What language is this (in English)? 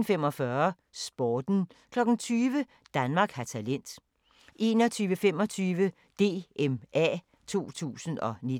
Danish